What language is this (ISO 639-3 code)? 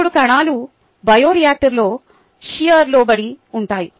tel